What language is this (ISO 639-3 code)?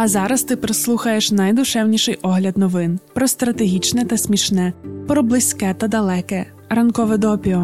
ukr